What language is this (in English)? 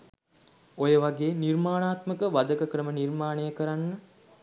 Sinhala